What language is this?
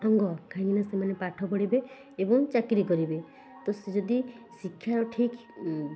Odia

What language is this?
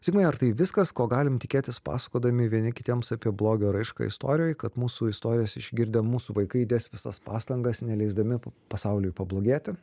Lithuanian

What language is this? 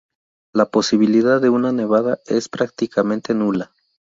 Spanish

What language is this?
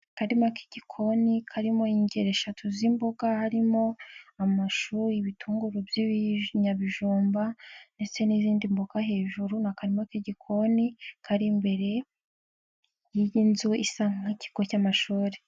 Kinyarwanda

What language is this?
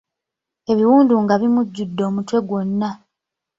Ganda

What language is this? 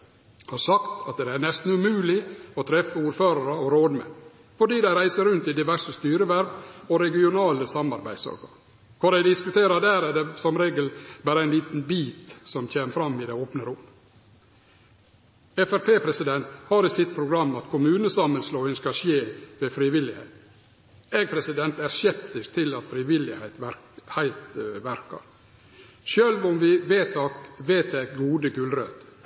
Norwegian Nynorsk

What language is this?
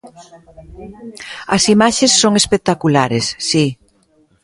Galician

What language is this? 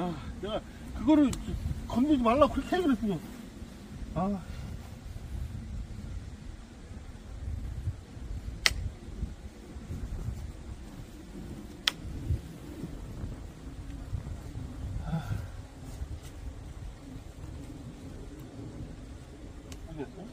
Korean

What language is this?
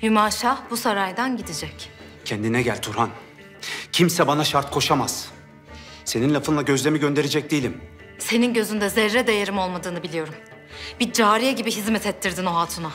Turkish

